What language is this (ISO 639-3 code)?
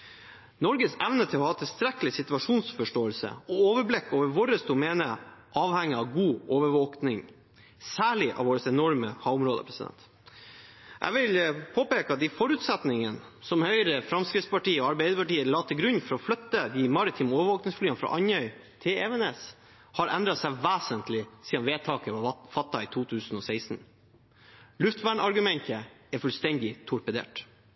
nob